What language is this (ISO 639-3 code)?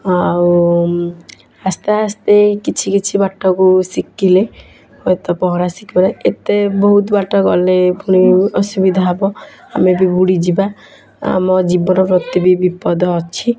ori